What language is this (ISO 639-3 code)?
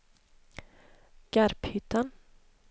swe